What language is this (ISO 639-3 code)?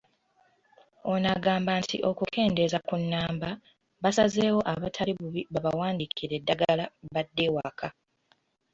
lug